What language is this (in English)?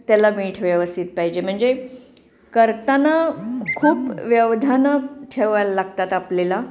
Marathi